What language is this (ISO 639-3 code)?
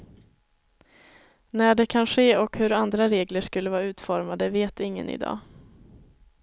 swe